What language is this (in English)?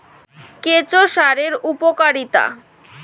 Bangla